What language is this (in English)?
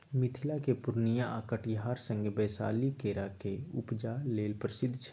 Maithili